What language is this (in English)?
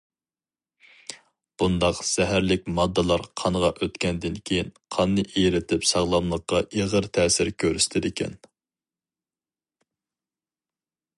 Uyghur